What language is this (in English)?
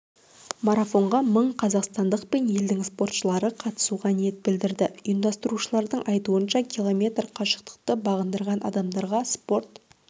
Kazakh